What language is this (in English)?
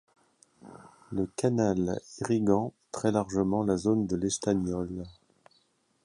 French